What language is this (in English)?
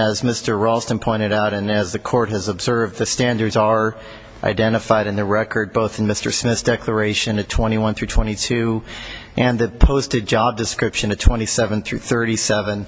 English